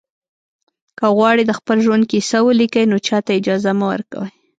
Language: Pashto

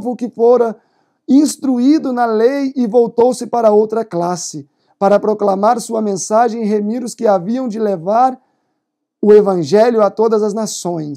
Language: Portuguese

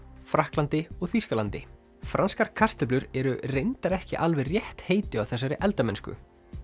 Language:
Icelandic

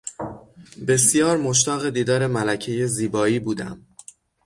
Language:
Persian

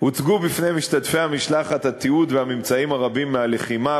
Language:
Hebrew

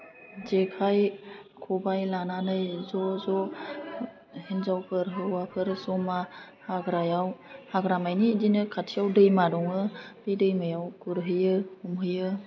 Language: Bodo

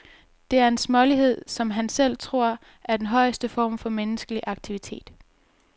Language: Danish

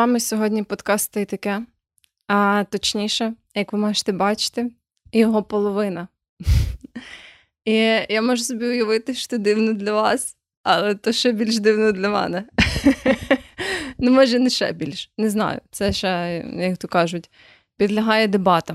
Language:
Ukrainian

